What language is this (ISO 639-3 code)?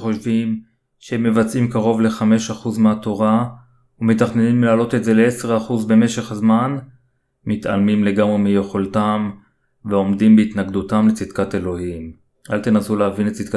heb